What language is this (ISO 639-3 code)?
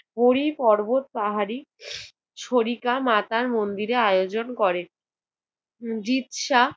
ben